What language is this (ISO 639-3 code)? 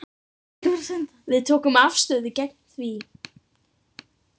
isl